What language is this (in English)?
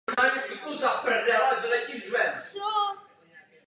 Czech